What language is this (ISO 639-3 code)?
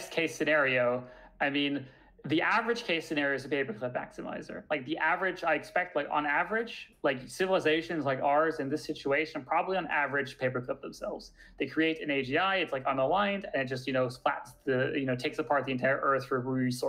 eng